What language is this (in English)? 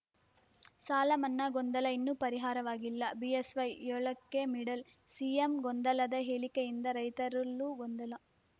Kannada